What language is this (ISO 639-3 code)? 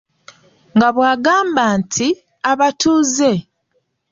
lug